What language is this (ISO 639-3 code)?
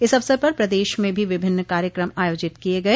hin